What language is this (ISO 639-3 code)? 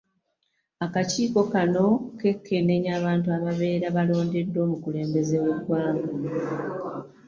lug